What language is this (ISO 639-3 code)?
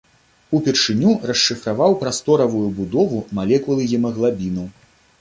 bel